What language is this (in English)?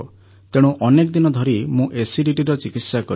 Odia